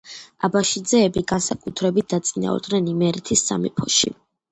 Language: Georgian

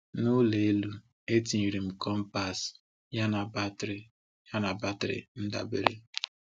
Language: Igbo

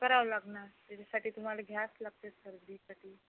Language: Marathi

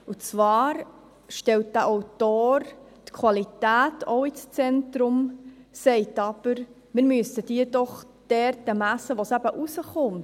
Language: Swiss German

